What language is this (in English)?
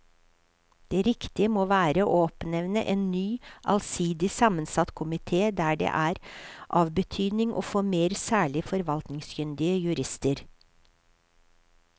Norwegian